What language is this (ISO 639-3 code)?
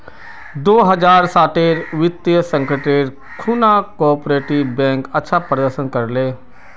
mag